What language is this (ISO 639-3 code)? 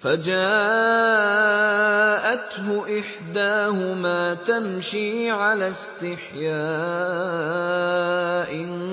ara